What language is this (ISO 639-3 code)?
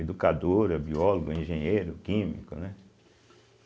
por